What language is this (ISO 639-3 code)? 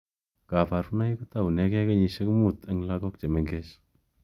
kln